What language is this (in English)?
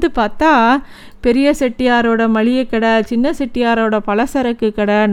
Tamil